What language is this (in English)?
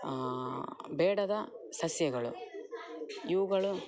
Kannada